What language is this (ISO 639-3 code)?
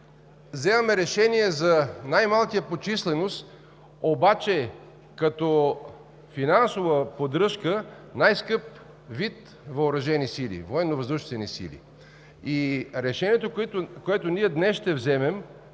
bul